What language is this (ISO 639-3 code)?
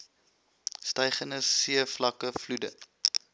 afr